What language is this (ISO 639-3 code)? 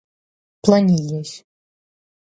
por